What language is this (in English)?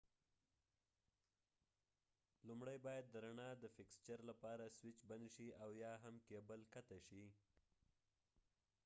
Pashto